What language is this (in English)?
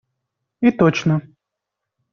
Russian